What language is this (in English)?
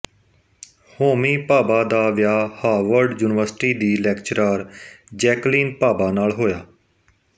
Punjabi